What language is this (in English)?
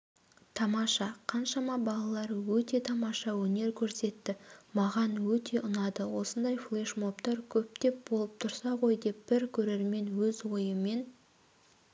Kazakh